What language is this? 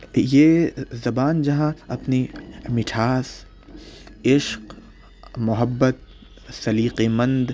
Urdu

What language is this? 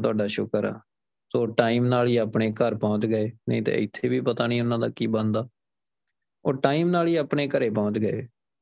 Punjabi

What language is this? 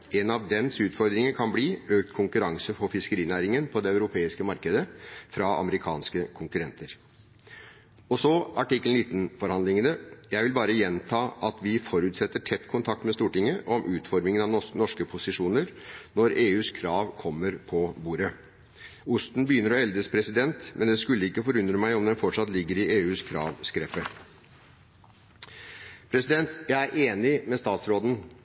Norwegian Bokmål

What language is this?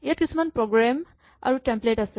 Assamese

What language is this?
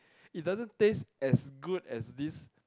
English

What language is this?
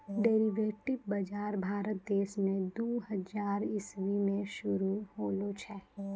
Maithili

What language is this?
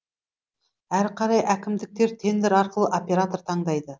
Kazakh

